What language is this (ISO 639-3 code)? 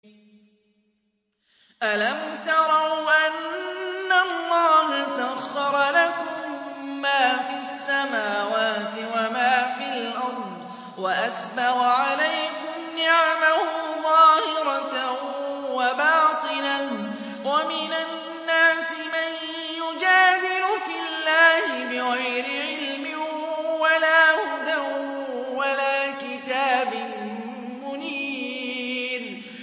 ara